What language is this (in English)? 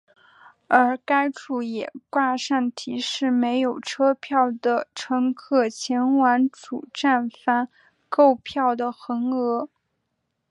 Chinese